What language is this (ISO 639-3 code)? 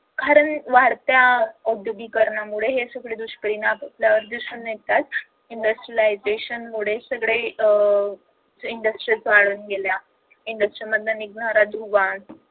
mar